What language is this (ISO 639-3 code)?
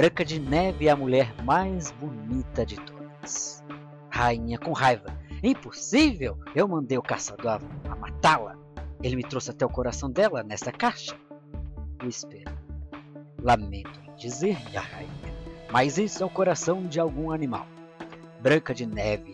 por